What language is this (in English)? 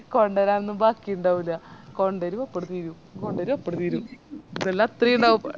Malayalam